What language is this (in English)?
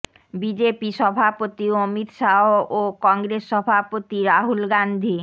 Bangla